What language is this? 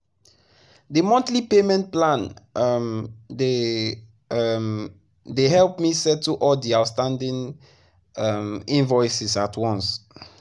Nigerian Pidgin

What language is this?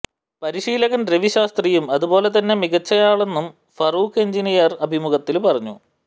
Malayalam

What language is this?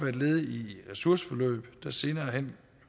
Danish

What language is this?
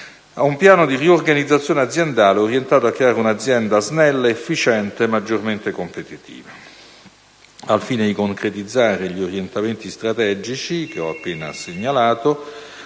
Italian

